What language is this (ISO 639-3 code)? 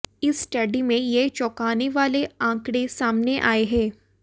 hin